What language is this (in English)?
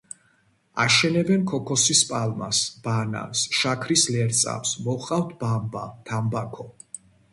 Georgian